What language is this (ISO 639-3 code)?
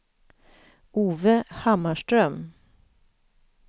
swe